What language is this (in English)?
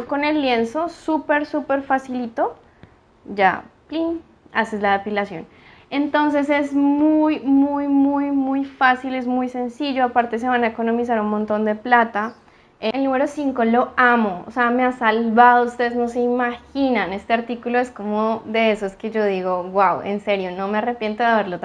Spanish